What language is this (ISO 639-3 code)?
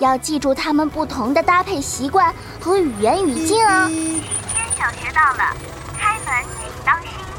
zho